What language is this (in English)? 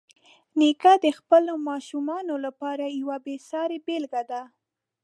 Pashto